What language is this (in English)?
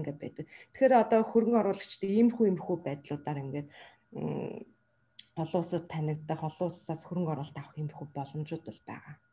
Russian